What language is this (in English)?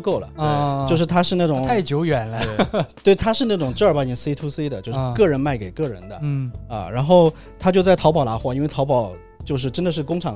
Chinese